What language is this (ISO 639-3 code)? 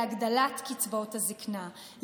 heb